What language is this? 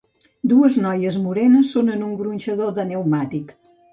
Catalan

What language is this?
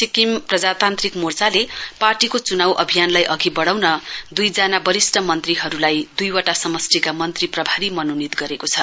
Nepali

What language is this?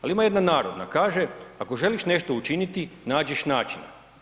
Croatian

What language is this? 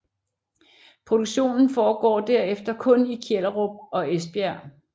Danish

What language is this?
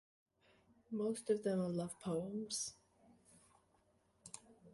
English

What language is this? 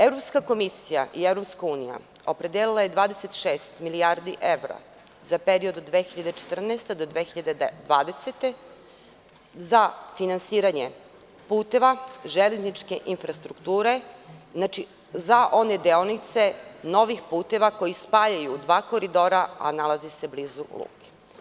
Serbian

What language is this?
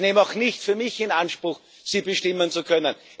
German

